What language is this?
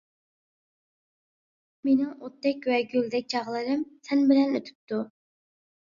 Uyghur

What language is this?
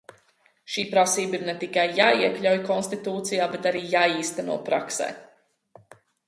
Latvian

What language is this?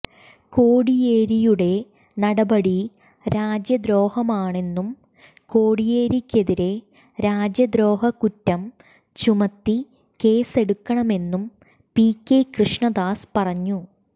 Malayalam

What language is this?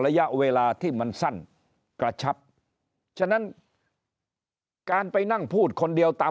Thai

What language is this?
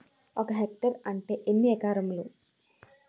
Telugu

